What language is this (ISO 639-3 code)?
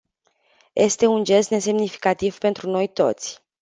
ron